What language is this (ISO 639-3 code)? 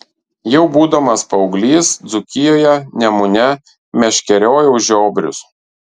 lit